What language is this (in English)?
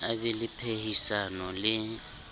Southern Sotho